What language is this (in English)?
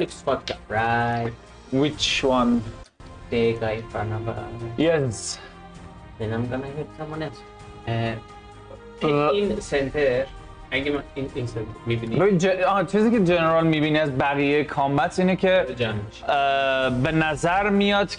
Persian